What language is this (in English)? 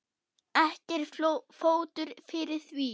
Icelandic